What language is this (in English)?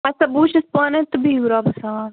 Kashmiri